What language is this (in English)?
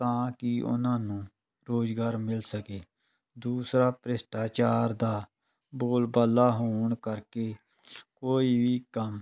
Punjabi